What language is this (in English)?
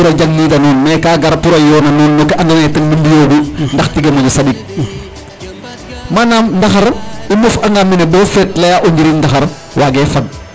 Serer